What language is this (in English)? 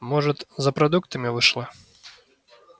Russian